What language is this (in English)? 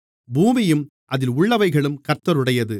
Tamil